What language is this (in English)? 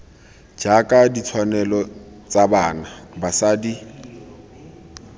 Tswana